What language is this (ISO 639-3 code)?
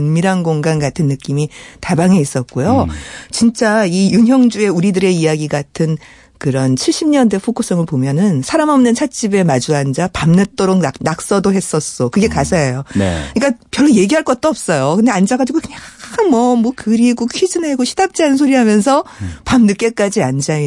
kor